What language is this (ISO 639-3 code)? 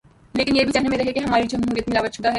urd